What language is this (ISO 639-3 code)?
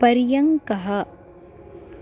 san